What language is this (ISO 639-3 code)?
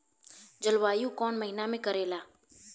bho